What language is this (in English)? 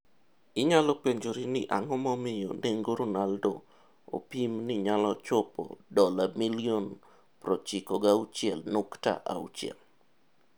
Luo (Kenya and Tanzania)